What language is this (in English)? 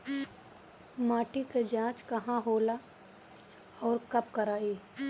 Bhojpuri